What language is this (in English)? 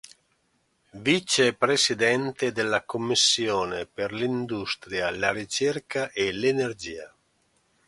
Italian